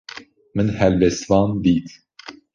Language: Kurdish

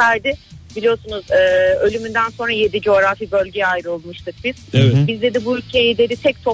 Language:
Turkish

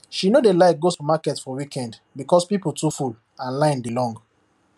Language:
Nigerian Pidgin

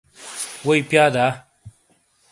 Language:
Shina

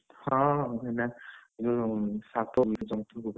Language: Odia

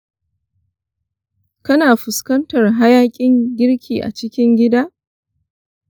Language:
Hausa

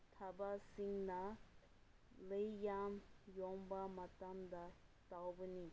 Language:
Manipuri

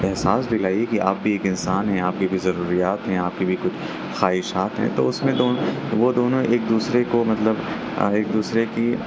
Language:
Urdu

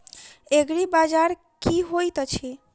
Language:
Maithili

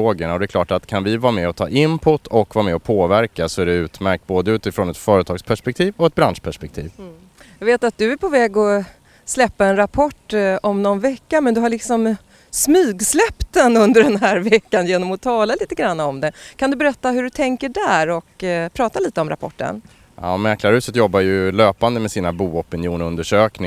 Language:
Swedish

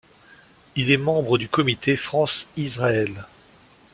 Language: French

